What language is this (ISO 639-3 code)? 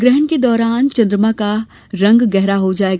hin